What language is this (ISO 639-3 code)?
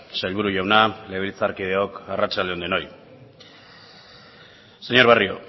eus